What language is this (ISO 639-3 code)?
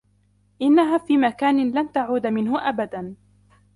ara